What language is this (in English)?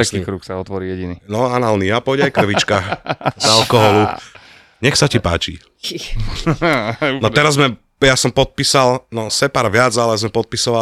Slovak